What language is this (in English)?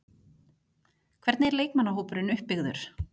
Icelandic